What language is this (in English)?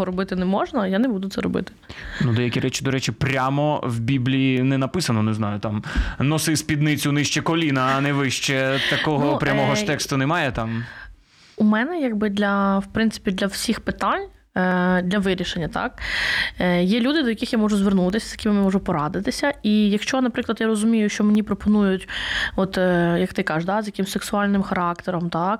Ukrainian